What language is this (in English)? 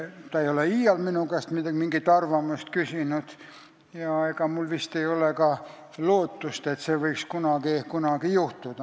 Estonian